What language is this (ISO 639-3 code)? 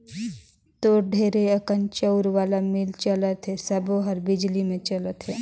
hne